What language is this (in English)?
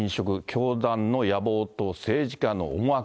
Japanese